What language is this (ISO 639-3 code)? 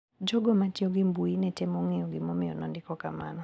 luo